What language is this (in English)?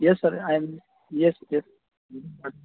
Urdu